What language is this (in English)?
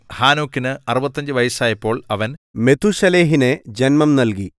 Malayalam